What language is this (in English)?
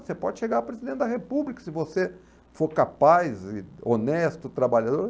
Portuguese